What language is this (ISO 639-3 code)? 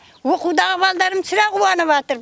kaz